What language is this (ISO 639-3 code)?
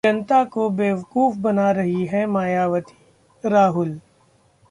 hin